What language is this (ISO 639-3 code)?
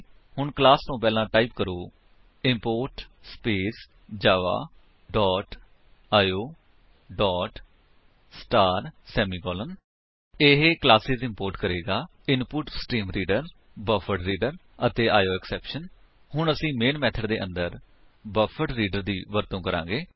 pan